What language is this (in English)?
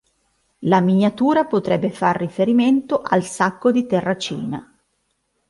Italian